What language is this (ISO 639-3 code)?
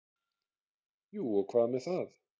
isl